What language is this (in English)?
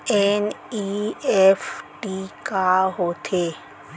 Chhattisgarhi